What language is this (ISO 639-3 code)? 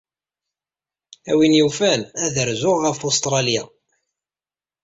kab